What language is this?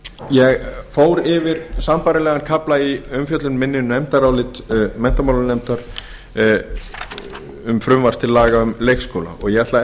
Icelandic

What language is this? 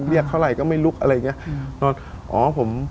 Thai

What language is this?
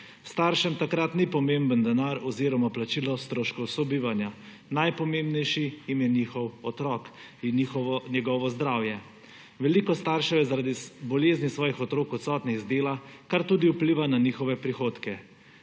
Slovenian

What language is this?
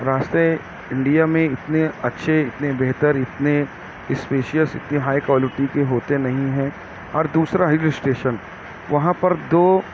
Urdu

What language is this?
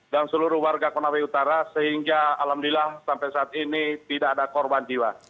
Indonesian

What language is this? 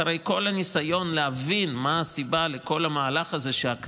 Hebrew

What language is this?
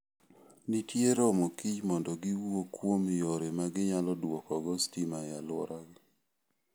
Luo (Kenya and Tanzania)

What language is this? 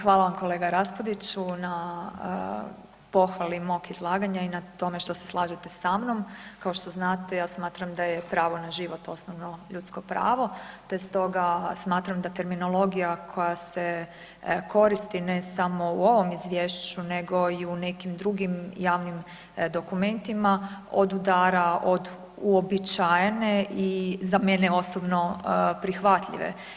Croatian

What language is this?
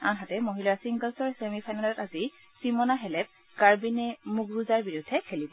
Assamese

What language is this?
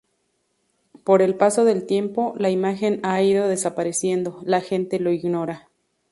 Spanish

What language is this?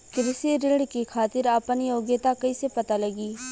Bhojpuri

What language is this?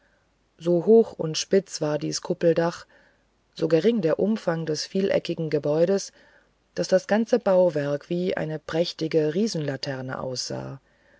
German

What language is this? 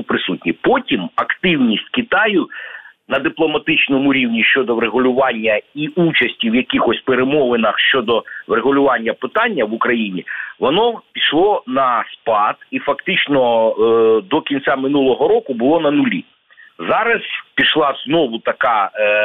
Ukrainian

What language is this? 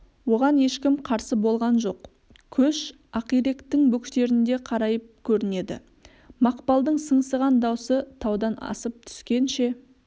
Kazakh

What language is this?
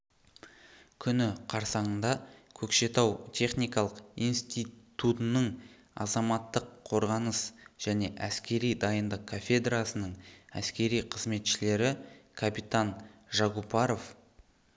Kazakh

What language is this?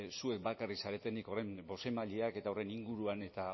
Basque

